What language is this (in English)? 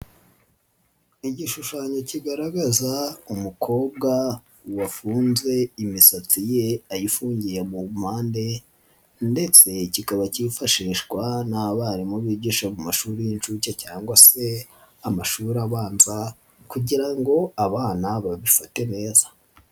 Kinyarwanda